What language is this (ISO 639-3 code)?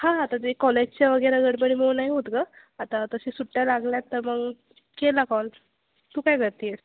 mar